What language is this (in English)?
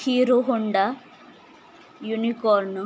Marathi